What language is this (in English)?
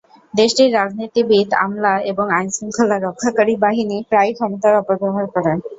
Bangla